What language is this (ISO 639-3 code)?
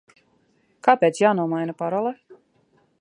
lav